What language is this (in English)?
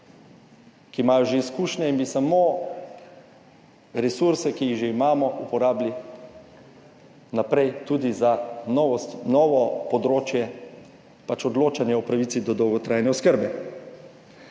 Slovenian